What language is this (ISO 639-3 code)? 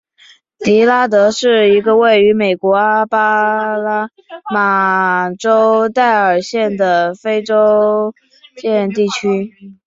zho